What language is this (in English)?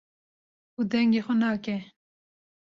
Kurdish